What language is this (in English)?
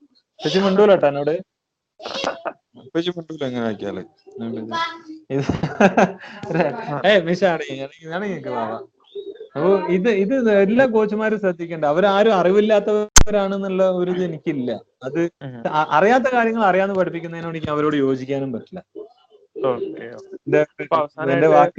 Malayalam